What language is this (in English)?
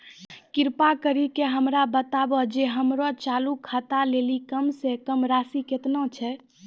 Maithili